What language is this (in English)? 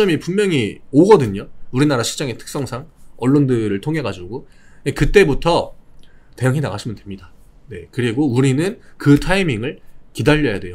Korean